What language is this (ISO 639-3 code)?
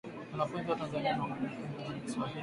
swa